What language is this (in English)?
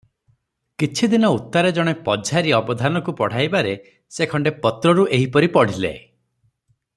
Odia